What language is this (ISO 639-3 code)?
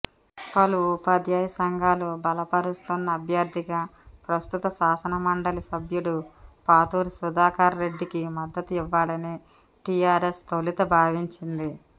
tel